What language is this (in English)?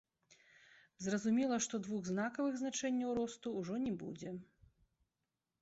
Belarusian